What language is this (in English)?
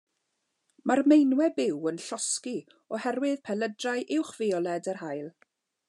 Welsh